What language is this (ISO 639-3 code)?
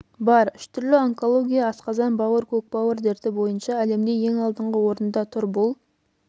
kaz